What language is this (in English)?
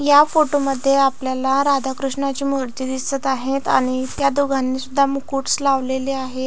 Marathi